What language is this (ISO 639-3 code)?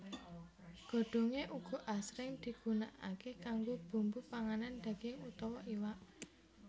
jav